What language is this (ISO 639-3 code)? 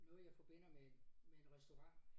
dan